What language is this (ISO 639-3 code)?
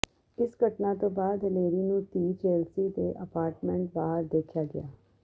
pan